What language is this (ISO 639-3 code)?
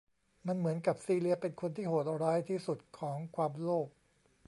tha